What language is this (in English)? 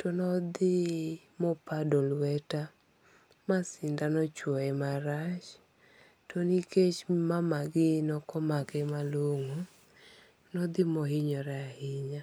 Luo (Kenya and Tanzania)